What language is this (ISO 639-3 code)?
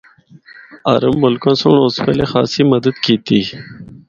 hno